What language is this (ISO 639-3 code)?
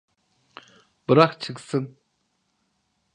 tur